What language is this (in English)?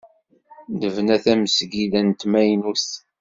Kabyle